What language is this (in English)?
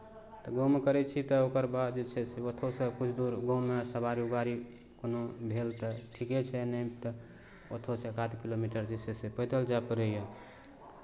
Maithili